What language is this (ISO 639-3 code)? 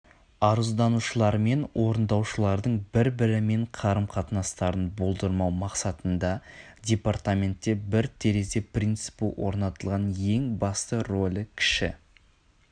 kaz